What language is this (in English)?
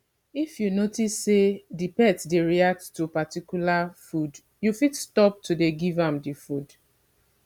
Nigerian Pidgin